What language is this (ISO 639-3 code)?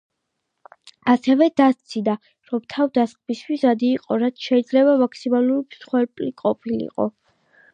kat